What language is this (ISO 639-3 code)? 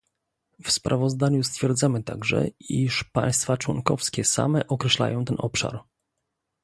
pol